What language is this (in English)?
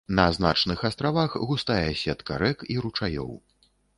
Belarusian